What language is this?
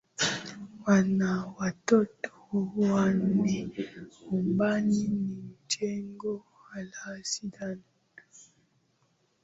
Swahili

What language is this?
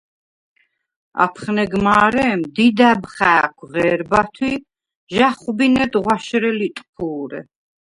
Svan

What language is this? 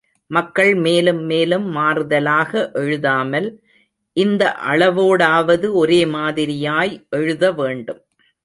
Tamil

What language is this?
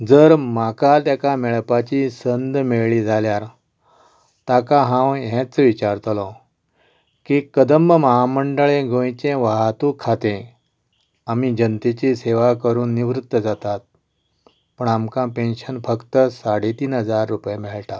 Konkani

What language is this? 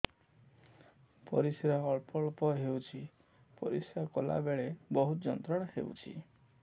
Odia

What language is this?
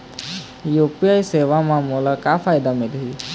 Chhattisgarhi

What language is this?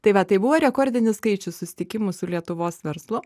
Lithuanian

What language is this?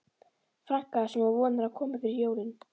Icelandic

